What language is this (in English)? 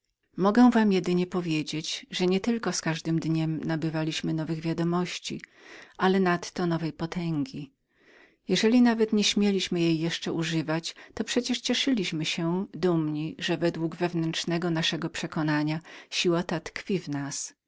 Polish